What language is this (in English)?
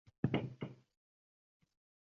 Uzbek